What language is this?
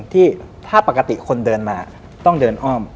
Thai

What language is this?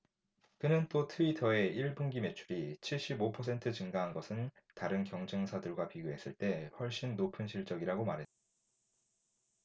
Korean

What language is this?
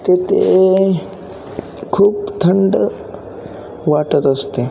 Marathi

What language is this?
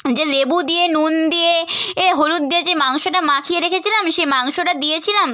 Bangla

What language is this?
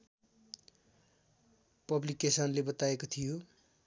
Nepali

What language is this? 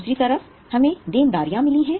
Hindi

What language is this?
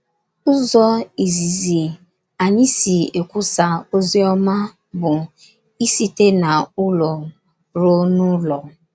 Igbo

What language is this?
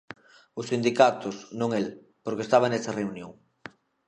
Galician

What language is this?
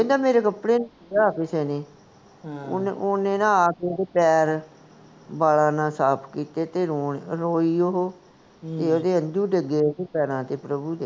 Punjabi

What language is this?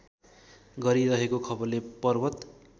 Nepali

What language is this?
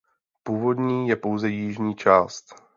Czech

